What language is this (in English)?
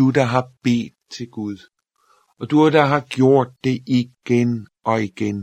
Danish